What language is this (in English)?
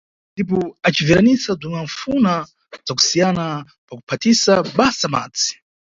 Nyungwe